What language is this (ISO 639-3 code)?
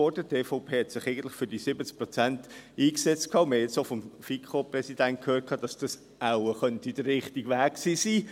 gsw